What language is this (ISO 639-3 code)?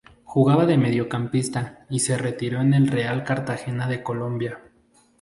spa